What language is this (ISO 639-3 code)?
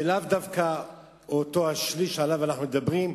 heb